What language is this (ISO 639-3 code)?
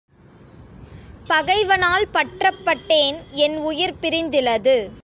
tam